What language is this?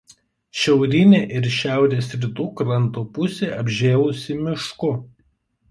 Lithuanian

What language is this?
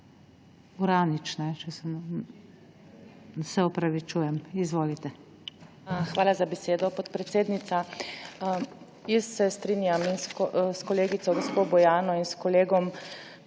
Slovenian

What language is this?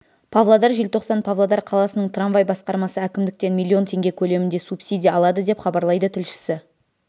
Kazakh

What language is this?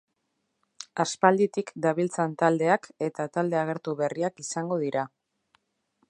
Basque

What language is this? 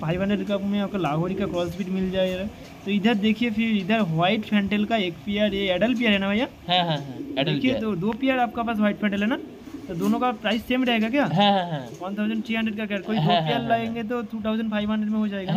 Hindi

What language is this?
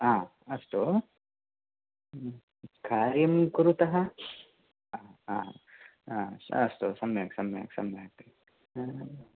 Sanskrit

